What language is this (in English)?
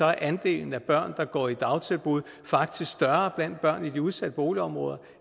Danish